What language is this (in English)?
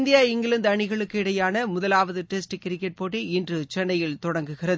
Tamil